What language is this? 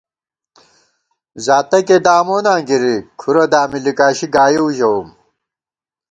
Gawar-Bati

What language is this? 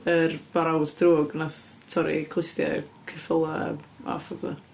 Welsh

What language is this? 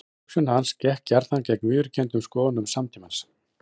Icelandic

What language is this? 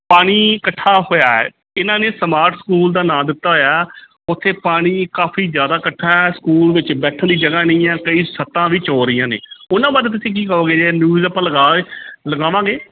Punjabi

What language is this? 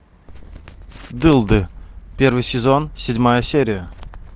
Russian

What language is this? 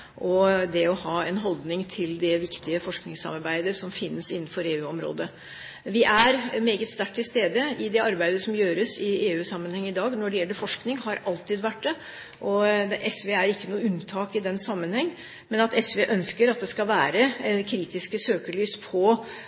Norwegian Bokmål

